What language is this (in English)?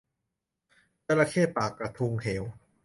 Thai